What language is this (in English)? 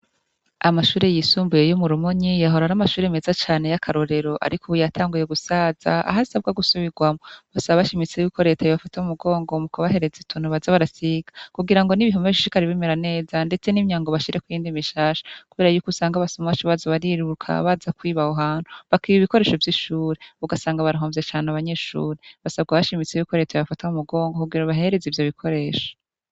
Rundi